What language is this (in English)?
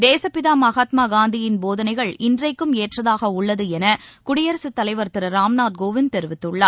Tamil